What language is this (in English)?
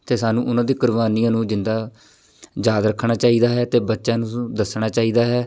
Punjabi